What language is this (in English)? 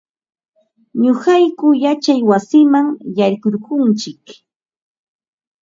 Ambo-Pasco Quechua